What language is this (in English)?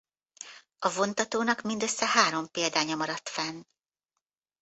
Hungarian